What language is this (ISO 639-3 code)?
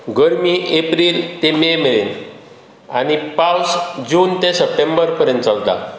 kok